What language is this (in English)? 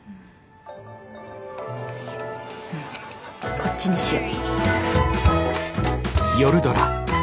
Japanese